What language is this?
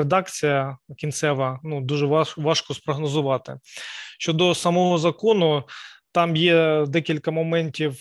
Ukrainian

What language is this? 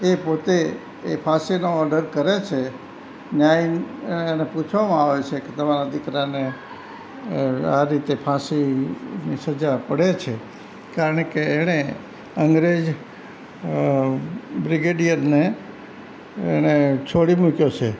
Gujarati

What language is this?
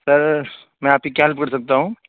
Urdu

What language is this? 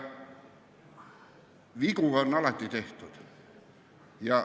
Estonian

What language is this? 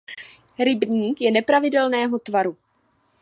Czech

